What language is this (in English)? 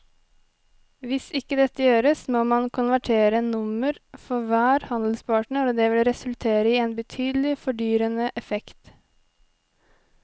Norwegian